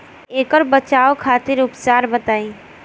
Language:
Bhojpuri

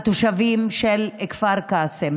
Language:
Hebrew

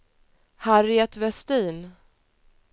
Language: Swedish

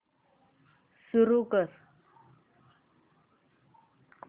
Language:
Marathi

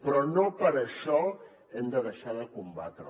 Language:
Catalan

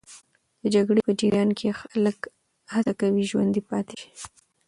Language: Pashto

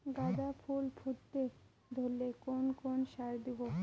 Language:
Bangla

